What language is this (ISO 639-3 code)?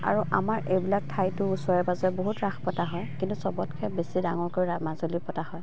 asm